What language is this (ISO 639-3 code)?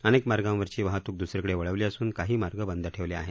mar